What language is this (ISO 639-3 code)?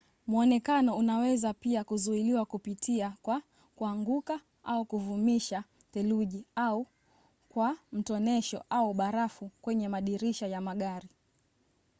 swa